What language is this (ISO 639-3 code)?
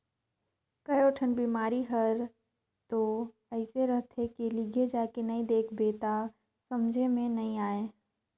hne